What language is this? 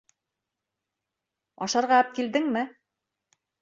Bashkir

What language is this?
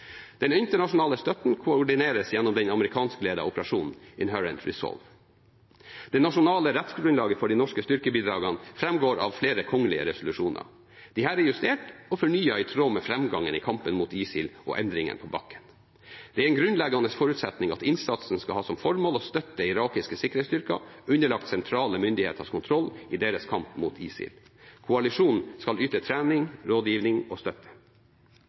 Norwegian Bokmål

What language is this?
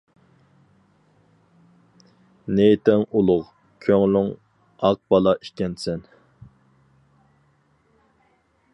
Uyghur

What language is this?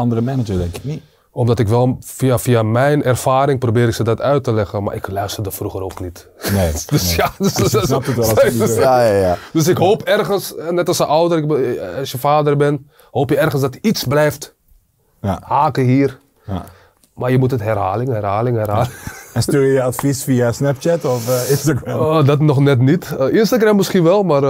Dutch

